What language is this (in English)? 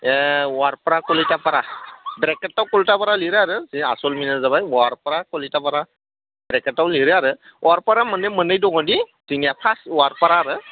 Bodo